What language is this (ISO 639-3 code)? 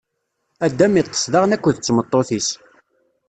kab